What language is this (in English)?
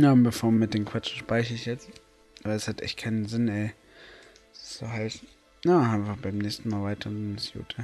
German